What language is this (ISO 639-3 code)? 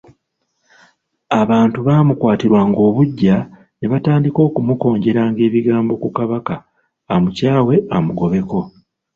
lug